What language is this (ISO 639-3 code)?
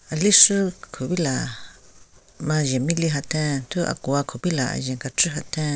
nre